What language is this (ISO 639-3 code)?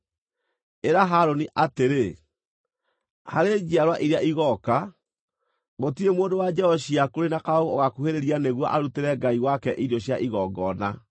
kik